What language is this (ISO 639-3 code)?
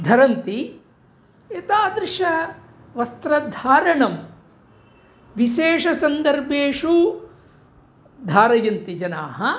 san